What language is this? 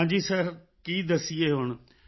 Punjabi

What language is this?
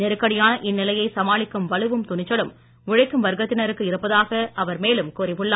Tamil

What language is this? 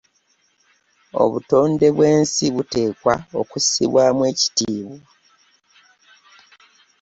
Ganda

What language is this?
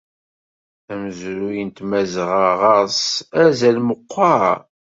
Kabyle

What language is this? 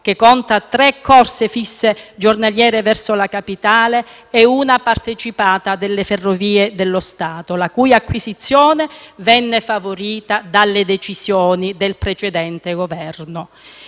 Italian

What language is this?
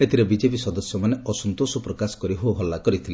Odia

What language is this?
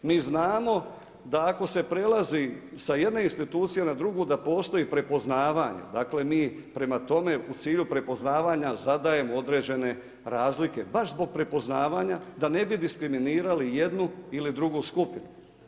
Croatian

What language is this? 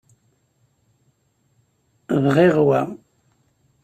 Kabyle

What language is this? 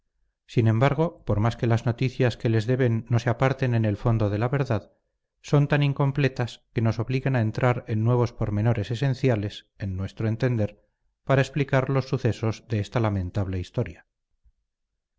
Spanish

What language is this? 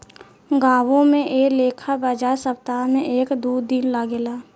Bhojpuri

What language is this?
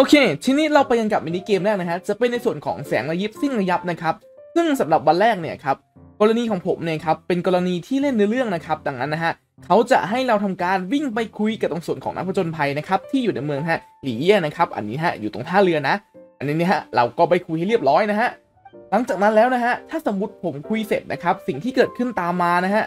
Thai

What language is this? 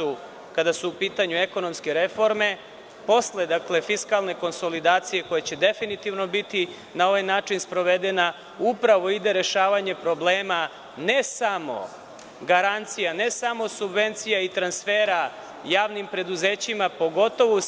Serbian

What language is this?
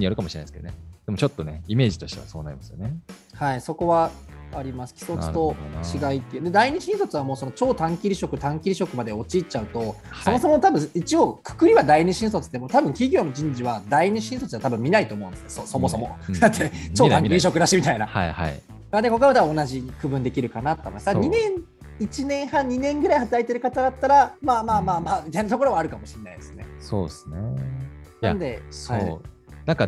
Japanese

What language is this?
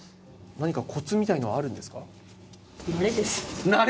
Japanese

